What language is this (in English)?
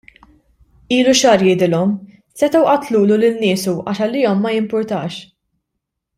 Maltese